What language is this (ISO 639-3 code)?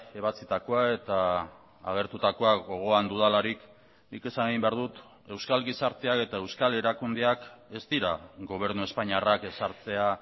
eus